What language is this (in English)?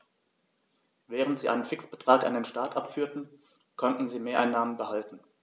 German